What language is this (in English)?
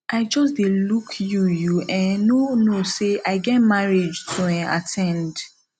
Nigerian Pidgin